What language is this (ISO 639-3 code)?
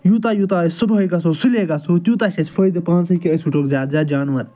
kas